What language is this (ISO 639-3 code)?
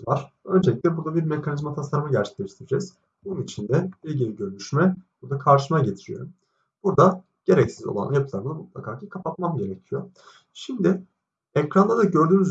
tur